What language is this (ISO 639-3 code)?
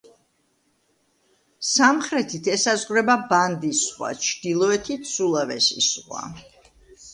kat